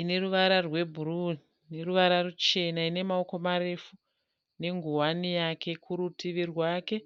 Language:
Shona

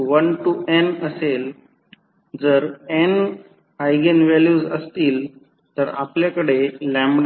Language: Marathi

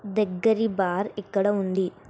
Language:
Telugu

